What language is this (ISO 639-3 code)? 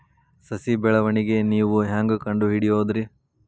kan